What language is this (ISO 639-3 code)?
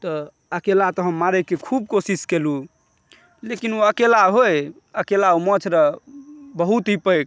mai